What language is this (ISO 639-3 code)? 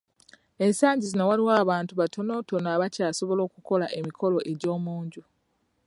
lug